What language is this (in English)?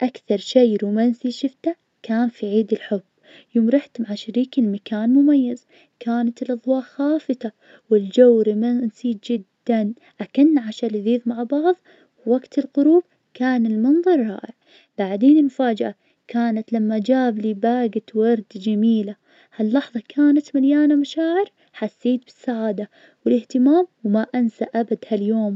Najdi Arabic